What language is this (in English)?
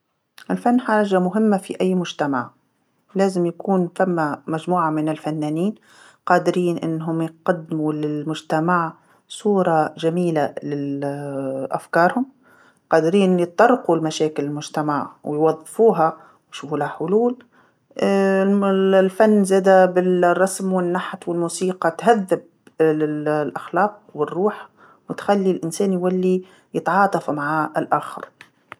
Tunisian Arabic